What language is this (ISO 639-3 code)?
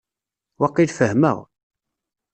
kab